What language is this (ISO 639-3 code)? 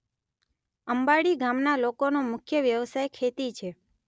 guj